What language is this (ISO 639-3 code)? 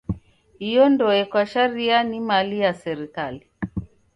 dav